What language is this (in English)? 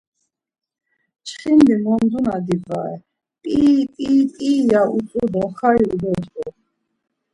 Laz